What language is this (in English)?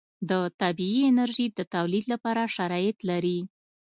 Pashto